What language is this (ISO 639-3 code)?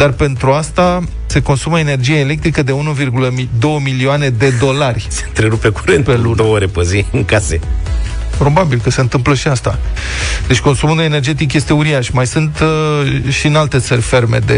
ron